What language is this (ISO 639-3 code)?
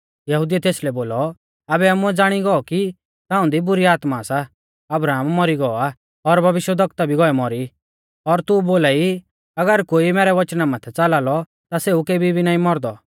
bfz